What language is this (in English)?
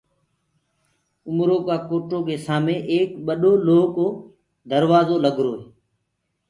Gurgula